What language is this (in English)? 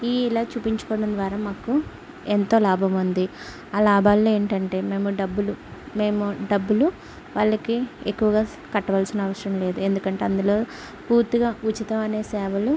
Telugu